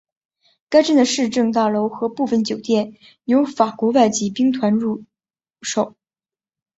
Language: Chinese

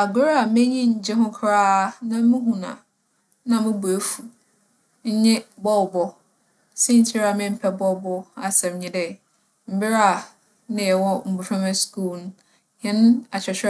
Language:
Akan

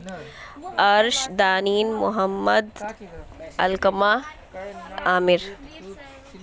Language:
Urdu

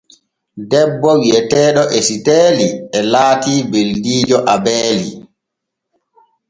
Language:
Borgu Fulfulde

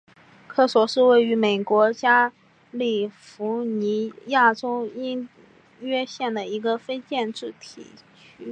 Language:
Chinese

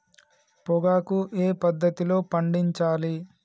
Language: Telugu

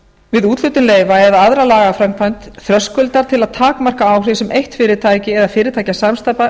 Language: Icelandic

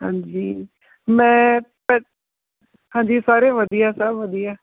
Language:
Punjabi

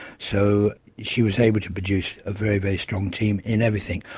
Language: English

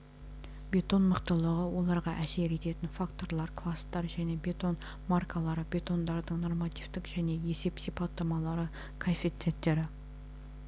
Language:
Kazakh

